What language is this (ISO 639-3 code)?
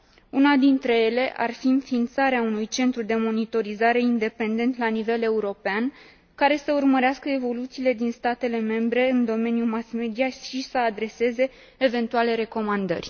ron